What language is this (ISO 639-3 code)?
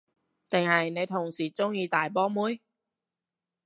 yue